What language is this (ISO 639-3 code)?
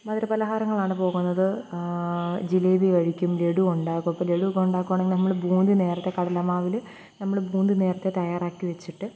mal